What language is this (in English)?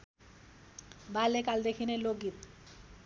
Nepali